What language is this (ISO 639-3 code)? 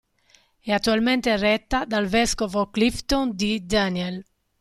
ita